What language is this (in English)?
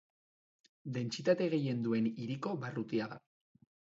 Basque